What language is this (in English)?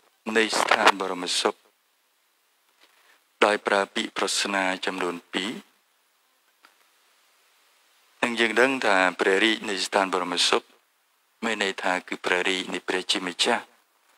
Indonesian